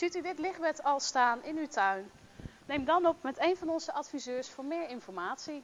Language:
Dutch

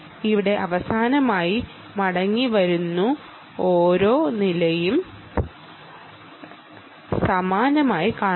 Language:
Malayalam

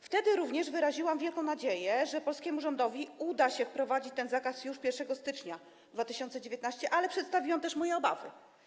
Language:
Polish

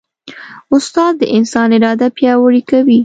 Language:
Pashto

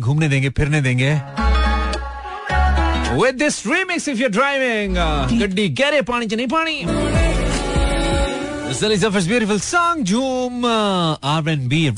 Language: Hindi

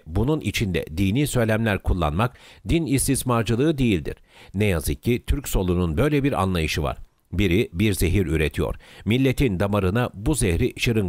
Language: Turkish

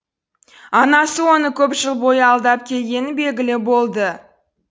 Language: Kazakh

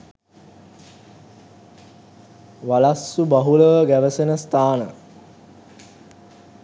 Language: Sinhala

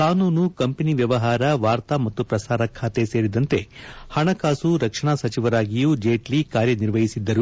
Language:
Kannada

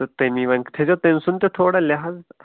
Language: Kashmiri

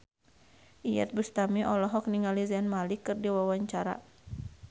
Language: Sundanese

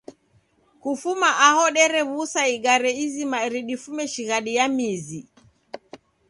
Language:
Taita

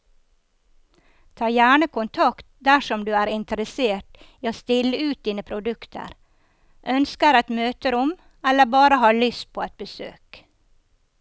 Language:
Norwegian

